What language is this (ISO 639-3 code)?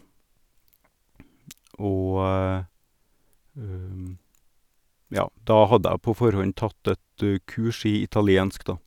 nor